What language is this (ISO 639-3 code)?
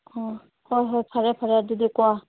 mni